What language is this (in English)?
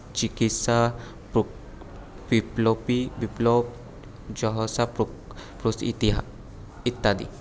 Bangla